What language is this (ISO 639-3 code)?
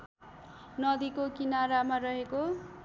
nep